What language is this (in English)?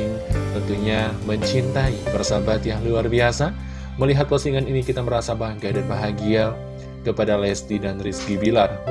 Indonesian